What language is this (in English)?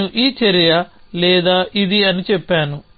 Telugu